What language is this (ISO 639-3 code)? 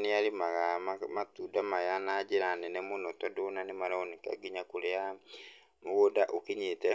kik